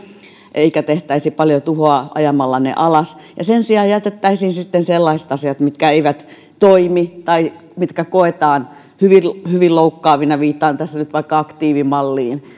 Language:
Finnish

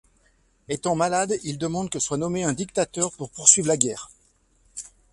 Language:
French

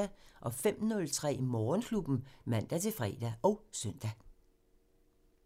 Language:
Danish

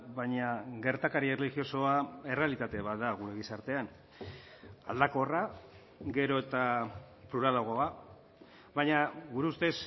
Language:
Basque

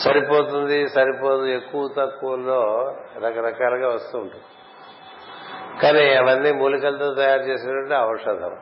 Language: Telugu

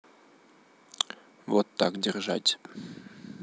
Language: Russian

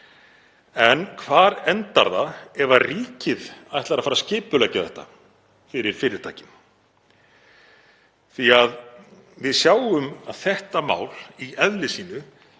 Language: Icelandic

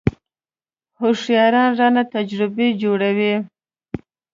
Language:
Pashto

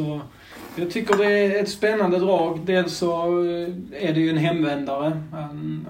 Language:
Swedish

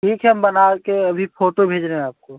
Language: Hindi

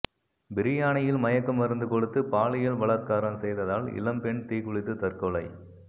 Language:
Tamil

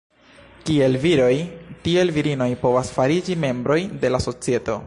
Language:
Esperanto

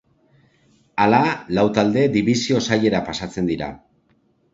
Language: Basque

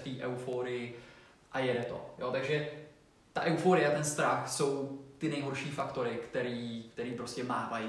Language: Czech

